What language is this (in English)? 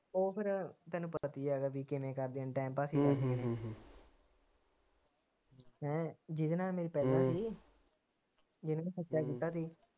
Punjabi